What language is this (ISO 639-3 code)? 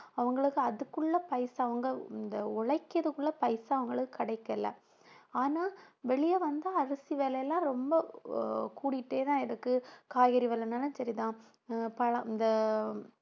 tam